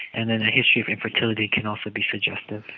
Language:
English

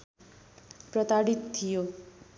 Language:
Nepali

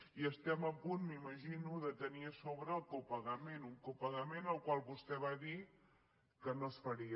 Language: Catalan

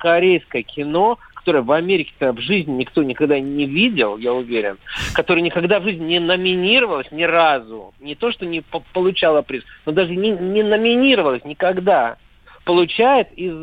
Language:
Russian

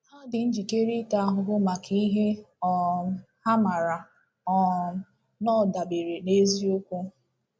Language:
Igbo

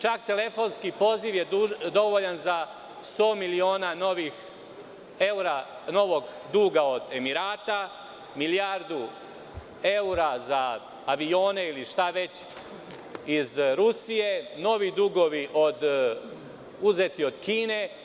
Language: Serbian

